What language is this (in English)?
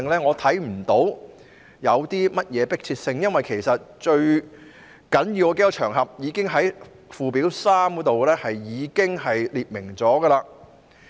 Cantonese